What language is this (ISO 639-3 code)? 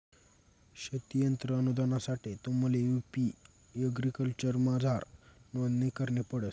mar